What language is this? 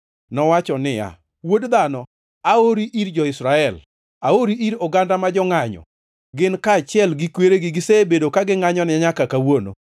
Luo (Kenya and Tanzania)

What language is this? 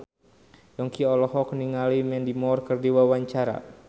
Sundanese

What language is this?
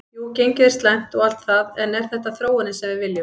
Icelandic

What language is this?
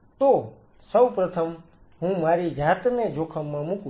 Gujarati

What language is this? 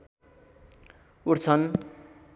Nepali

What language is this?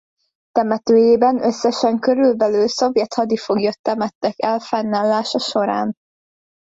Hungarian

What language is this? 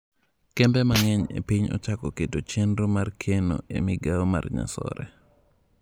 Luo (Kenya and Tanzania)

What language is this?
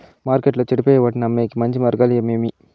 Telugu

